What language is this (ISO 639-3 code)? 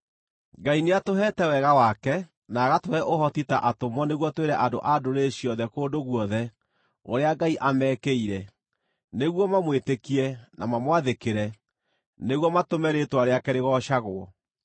kik